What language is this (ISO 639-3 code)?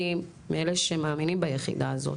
heb